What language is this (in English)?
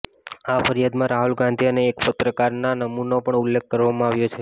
Gujarati